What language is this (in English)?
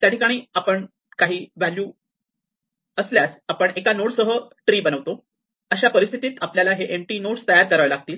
Marathi